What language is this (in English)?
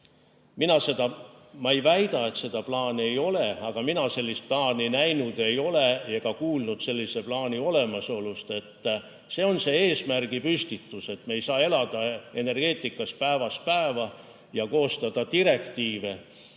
Estonian